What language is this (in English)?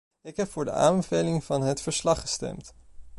Dutch